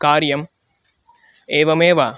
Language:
Sanskrit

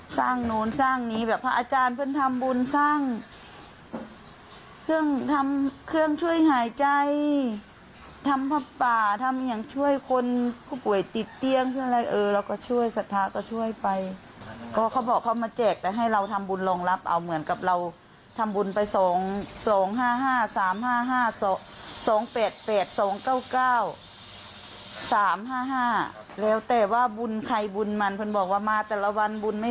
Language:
Thai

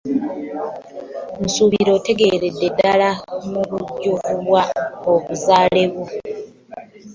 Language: Ganda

